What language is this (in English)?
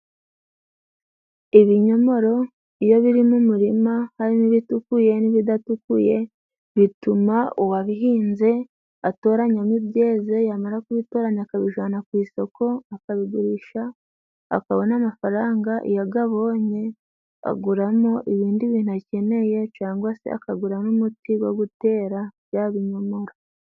Kinyarwanda